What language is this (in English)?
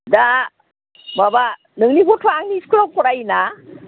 Bodo